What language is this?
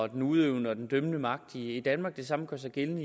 Danish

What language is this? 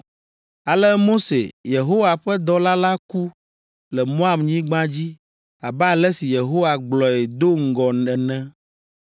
Ewe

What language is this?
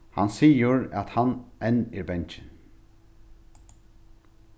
Faroese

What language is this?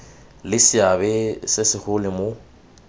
Tswana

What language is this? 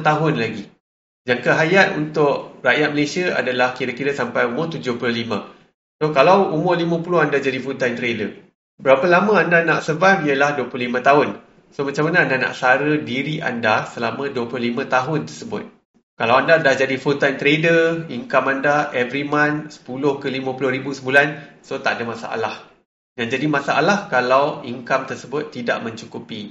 Malay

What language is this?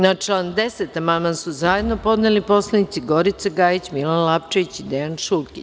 Serbian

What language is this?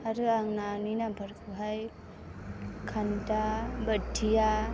Bodo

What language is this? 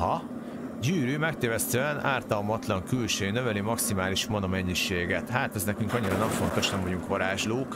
Hungarian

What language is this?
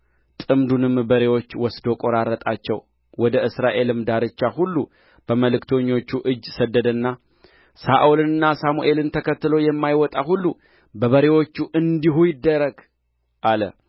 Amharic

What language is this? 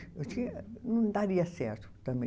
Portuguese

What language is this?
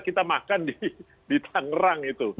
Indonesian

